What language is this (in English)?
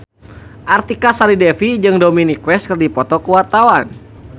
Sundanese